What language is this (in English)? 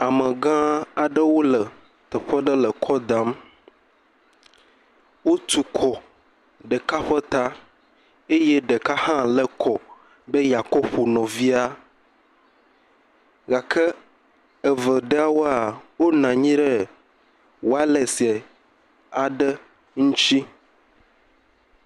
Ewe